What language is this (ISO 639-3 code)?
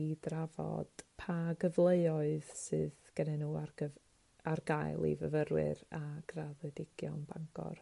cym